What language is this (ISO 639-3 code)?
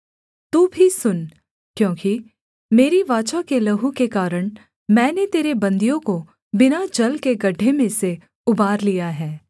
hin